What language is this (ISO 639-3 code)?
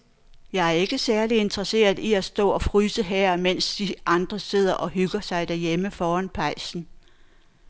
dan